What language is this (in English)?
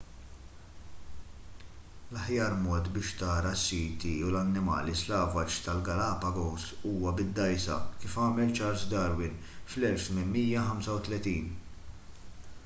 Maltese